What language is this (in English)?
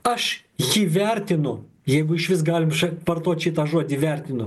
Lithuanian